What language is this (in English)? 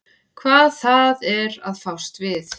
Icelandic